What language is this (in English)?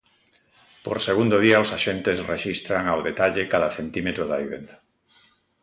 Galician